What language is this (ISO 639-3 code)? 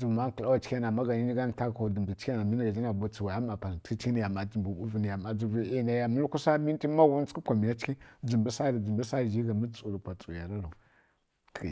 fkk